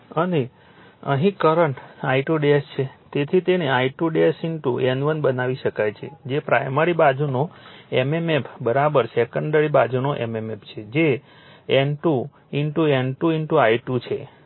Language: Gujarati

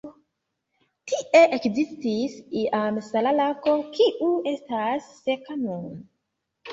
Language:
Esperanto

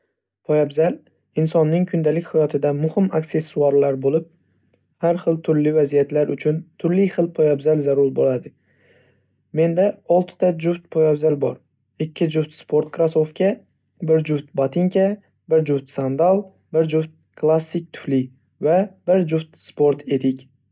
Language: Uzbek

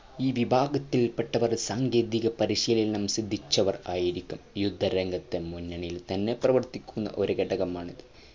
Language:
Malayalam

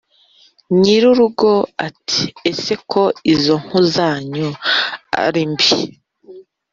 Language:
Kinyarwanda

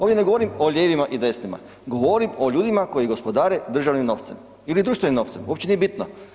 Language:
Croatian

